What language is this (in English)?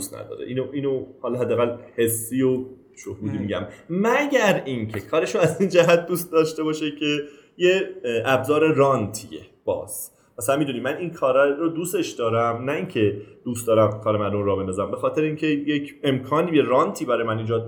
Persian